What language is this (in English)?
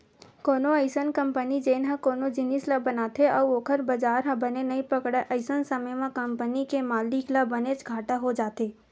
Chhattisgarhi